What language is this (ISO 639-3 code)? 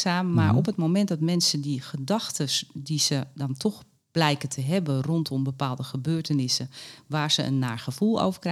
nld